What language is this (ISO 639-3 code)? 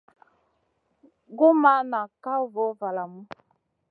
mcn